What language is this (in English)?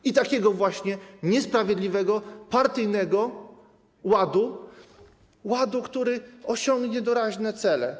Polish